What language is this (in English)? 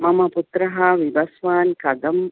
Sanskrit